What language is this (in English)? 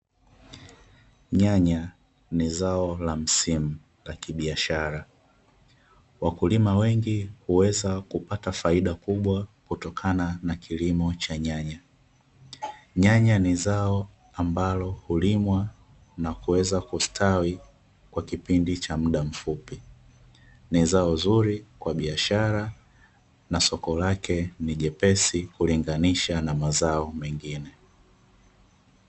Swahili